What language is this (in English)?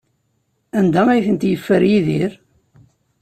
Kabyle